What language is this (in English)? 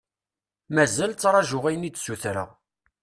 Kabyle